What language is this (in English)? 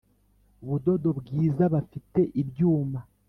Kinyarwanda